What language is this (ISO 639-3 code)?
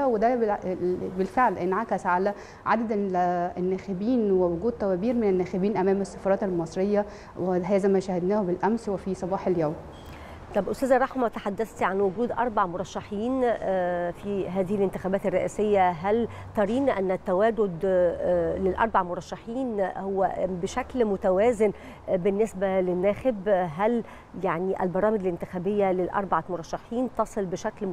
ara